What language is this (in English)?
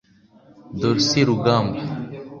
Kinyarwanda